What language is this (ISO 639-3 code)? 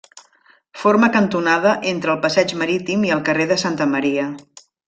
cat